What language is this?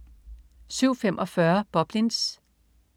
Danish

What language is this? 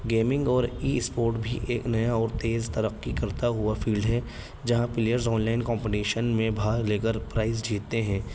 Urdu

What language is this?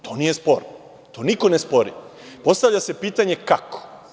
Serbian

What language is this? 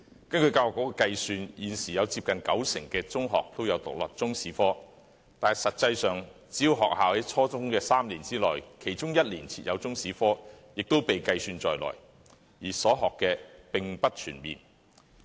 Cantonese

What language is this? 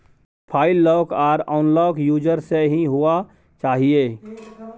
Maithili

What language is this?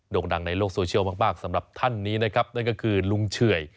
Thai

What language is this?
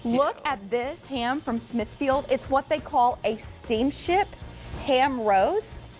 English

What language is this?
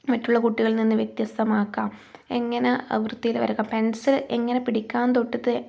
Malayalam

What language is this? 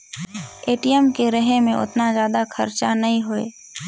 Chhattisgarhi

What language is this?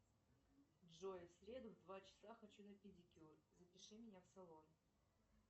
Russian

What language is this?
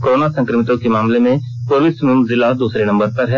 Hindi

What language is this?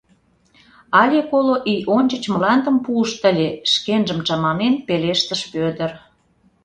Mari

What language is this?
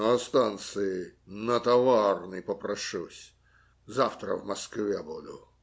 Russian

